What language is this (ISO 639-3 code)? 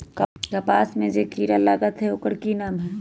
mag